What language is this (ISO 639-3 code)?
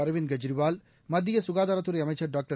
tam